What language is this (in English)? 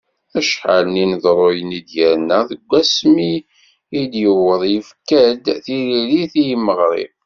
Kabyle